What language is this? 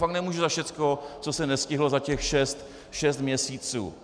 Czech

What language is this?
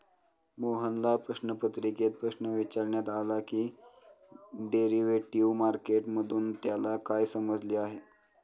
Marathi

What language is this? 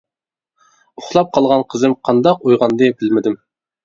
Uyghur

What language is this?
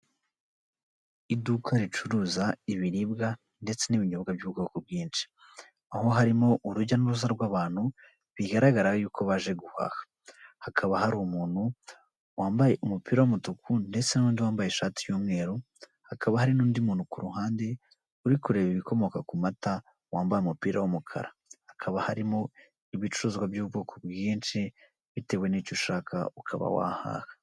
Kinyarwanda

